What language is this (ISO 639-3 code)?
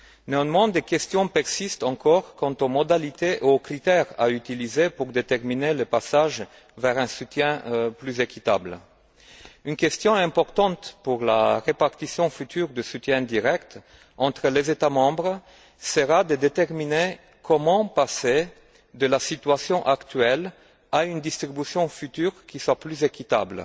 fra